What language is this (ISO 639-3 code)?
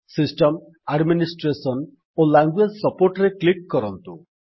ori